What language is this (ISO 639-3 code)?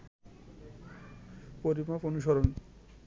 ben